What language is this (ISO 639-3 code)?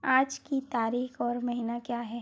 hin